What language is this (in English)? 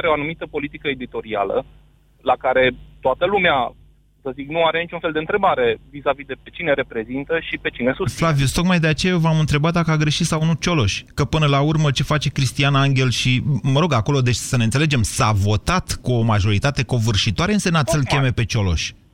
Romanian